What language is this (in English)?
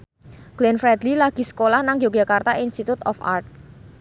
Javanese